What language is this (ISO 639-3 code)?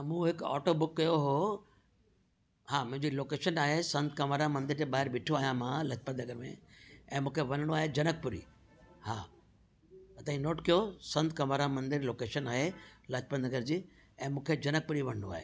snd